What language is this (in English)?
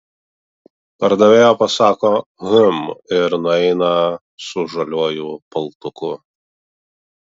Lithuanian